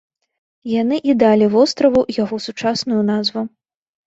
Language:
Belarusian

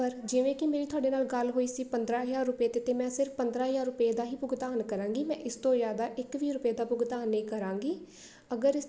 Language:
Punjabi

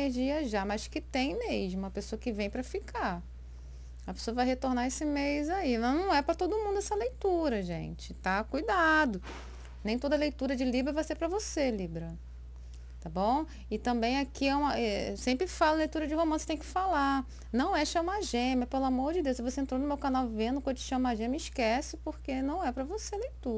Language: Portuguese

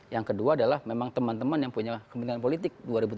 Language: Indonesian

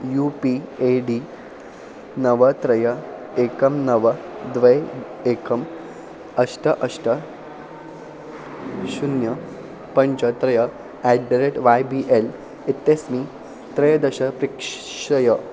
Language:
Sanskrit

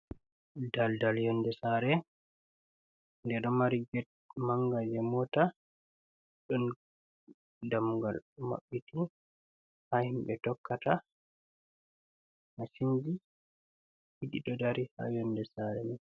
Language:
Fula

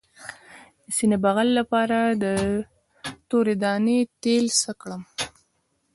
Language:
Pashto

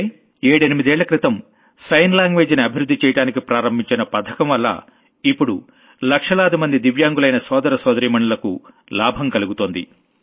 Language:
Telugu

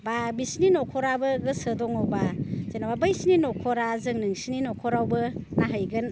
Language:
Bodo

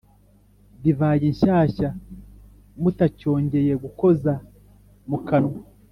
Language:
Kinyarwanda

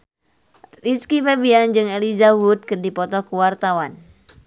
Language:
Sundanese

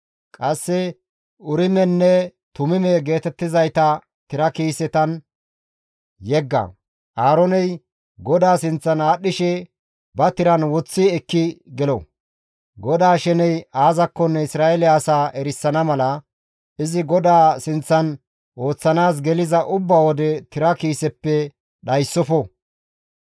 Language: Gamo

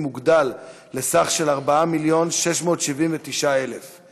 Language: Hebrew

